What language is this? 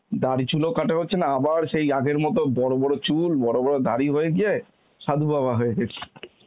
Bangla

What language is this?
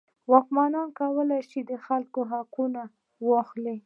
Pashto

